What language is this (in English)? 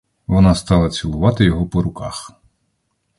Ukrainian